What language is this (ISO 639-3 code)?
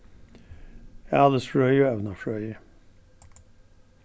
fao